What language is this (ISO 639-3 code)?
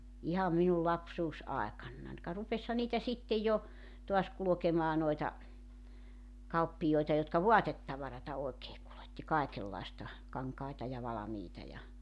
fin